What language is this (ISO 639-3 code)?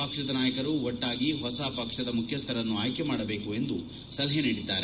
kan